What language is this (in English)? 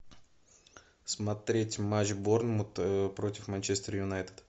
Russian